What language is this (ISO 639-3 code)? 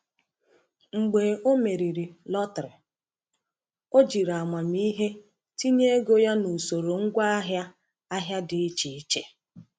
ibo